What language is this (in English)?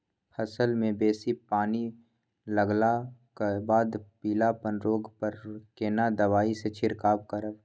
Maithili